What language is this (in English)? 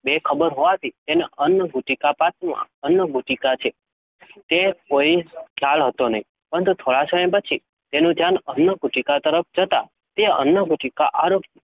Gujarati